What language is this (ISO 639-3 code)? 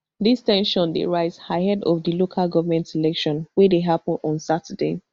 pcm